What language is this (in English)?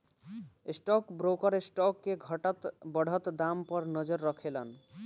Bhojpuri